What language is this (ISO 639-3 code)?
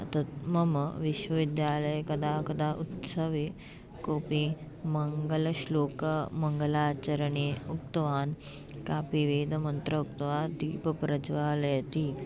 san